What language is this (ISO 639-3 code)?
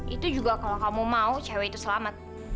ind